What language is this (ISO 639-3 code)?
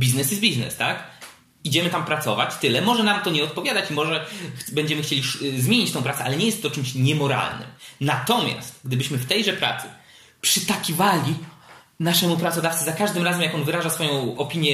pol